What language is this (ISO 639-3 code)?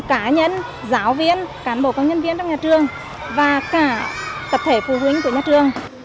vie